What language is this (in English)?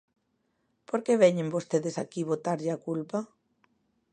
Galician